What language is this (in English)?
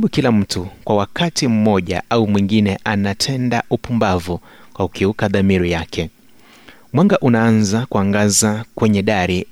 Swahili